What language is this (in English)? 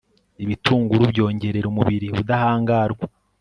Kinyarwanda